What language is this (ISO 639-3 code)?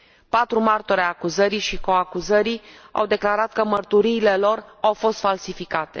ron